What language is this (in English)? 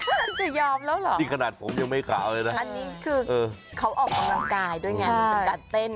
Thai